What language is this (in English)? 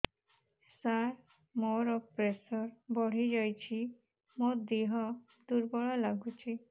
Odia